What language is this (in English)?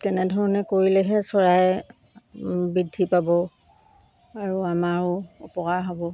Assamese